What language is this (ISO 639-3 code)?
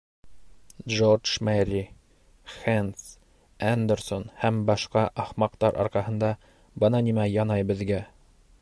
bak